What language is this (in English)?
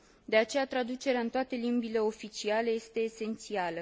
Romanian